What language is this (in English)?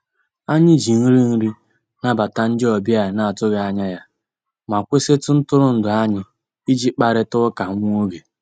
Igbo